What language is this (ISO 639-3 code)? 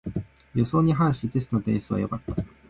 jpn